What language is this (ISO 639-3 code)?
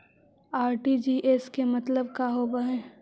mag